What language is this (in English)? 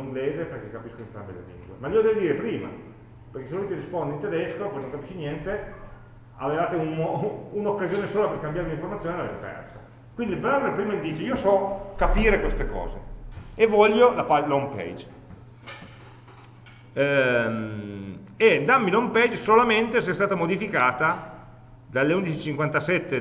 Italian